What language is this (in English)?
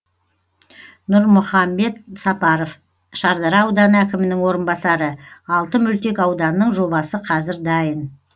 Kazakh